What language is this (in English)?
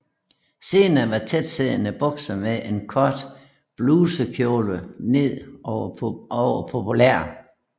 Danish